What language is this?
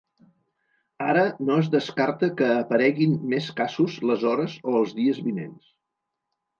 Catalan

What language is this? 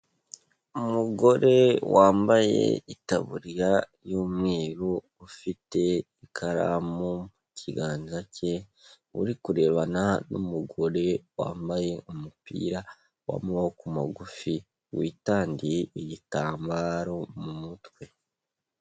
Kinyarwanda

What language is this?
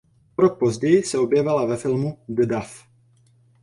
Czech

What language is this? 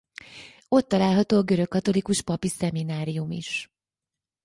Hungarian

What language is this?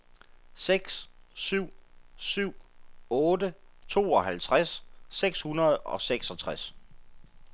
Danish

